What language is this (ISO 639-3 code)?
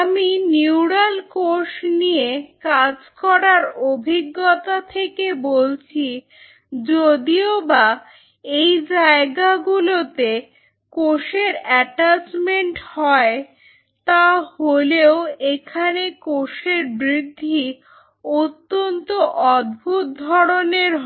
ben